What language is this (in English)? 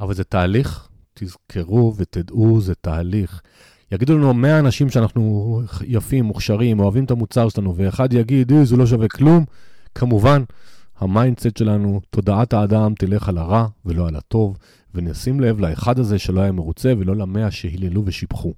Hebrew